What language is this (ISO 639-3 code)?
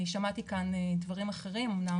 heb